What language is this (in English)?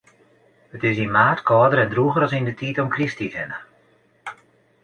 Western Frisian